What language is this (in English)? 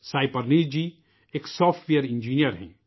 Urdu